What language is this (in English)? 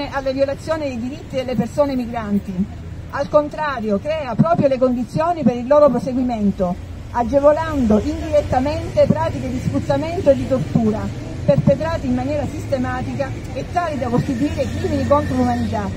Italian